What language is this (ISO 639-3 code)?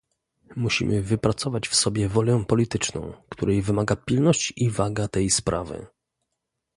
pol